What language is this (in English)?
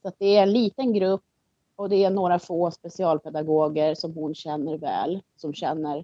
Swedish